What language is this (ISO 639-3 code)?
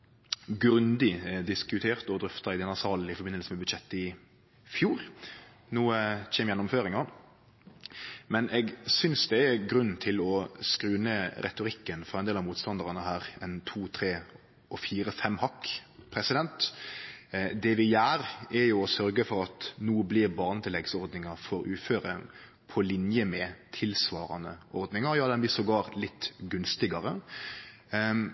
nno